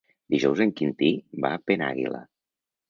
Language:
Catalan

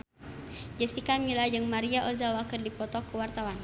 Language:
Sundanese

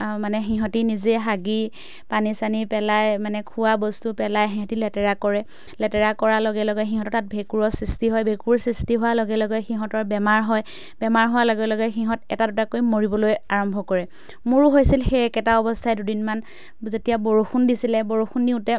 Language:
Assamese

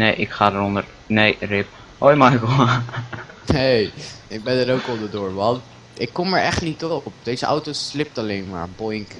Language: Dutch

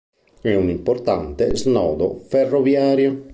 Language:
Italian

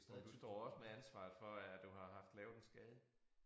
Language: Danish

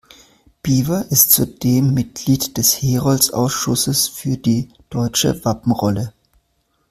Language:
German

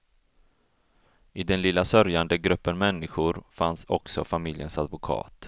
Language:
Swedish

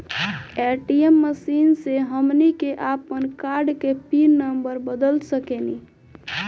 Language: Bhojpuri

